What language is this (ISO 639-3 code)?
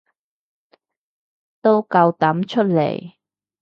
yue